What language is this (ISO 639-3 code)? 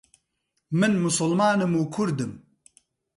ckb